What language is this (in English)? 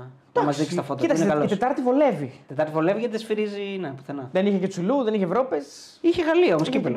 Greek